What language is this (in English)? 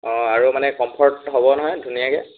Assamese